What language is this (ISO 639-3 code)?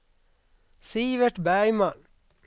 swe